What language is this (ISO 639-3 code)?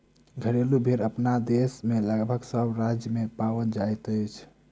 mai